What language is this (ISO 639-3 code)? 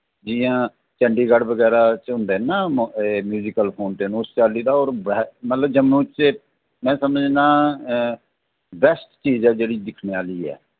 doi